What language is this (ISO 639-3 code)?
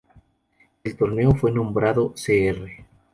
spa